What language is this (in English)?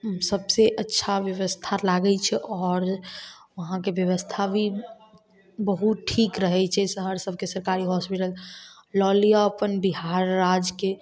Maithili